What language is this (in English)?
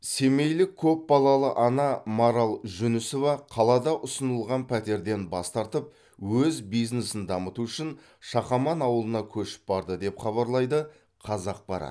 Kazakh